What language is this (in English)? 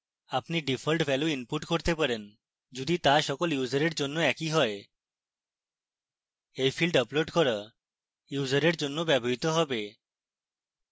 Bangla